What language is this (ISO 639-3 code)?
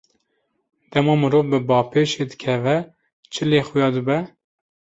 kur